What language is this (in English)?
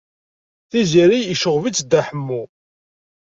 Kabyle